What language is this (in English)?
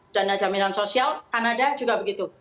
Indonesian